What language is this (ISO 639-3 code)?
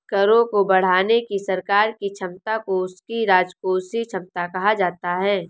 hin